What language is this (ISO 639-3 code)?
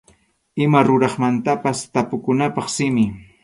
qxu